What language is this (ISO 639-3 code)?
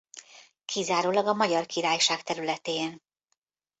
hun